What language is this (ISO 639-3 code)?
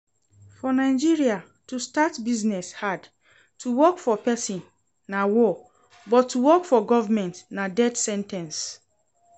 pcm